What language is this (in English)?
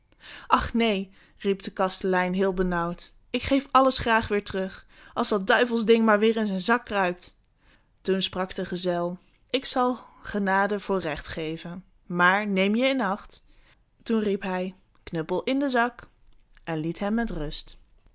Dutch